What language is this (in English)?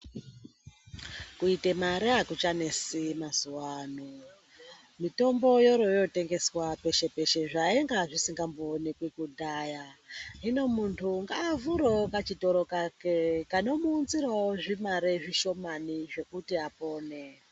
Ndau